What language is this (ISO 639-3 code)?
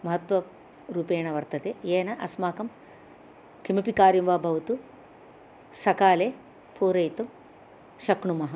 san